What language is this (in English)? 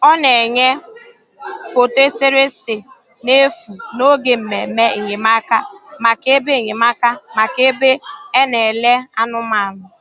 Igbo